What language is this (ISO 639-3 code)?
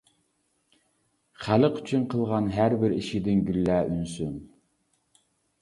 uig